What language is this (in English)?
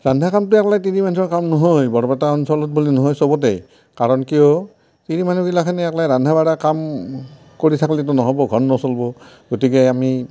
Assamese